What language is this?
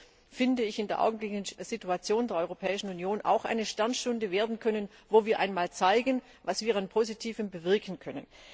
German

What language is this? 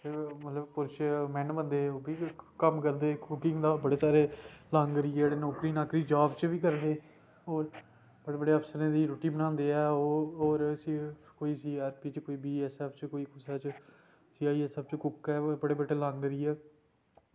Dogri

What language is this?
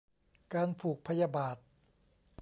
Thai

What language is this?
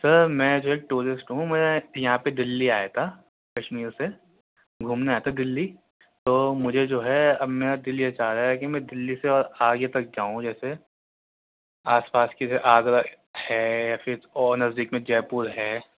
Urdu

